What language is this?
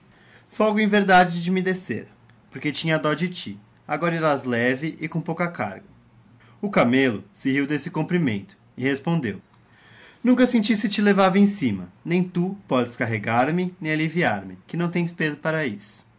Portuguese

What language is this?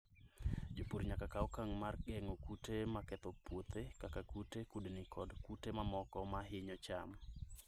Luo (Kenya and Tanzania)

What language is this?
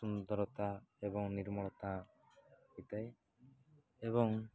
Odia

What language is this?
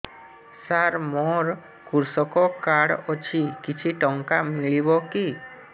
Odia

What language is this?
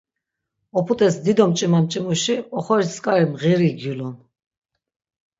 Laz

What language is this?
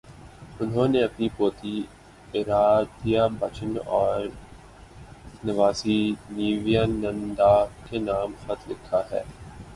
Urdu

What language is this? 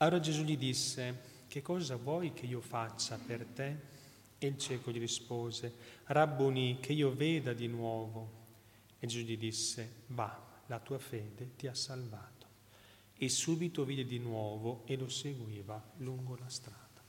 Italian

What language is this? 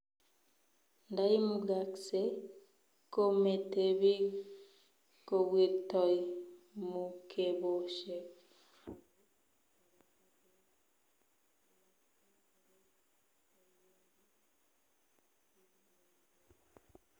Kalenjin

